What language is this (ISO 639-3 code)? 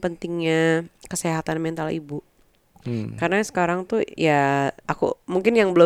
ind